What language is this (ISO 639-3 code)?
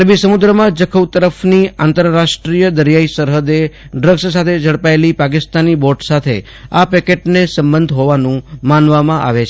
guj